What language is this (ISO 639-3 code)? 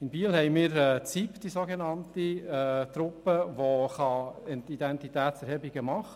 gsw